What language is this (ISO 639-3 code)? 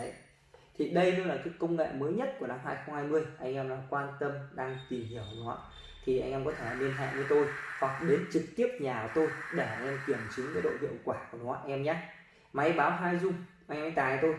vie